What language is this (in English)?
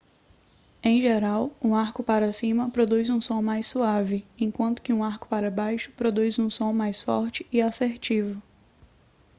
Portuguese